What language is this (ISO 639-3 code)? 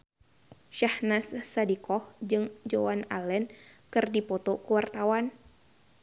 sun